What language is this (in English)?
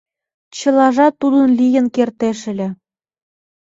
Mari